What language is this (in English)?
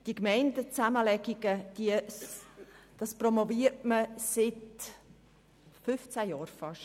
Swiss German